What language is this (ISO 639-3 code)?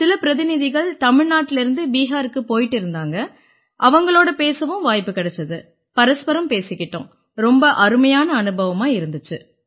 tam